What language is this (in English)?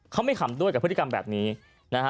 Thai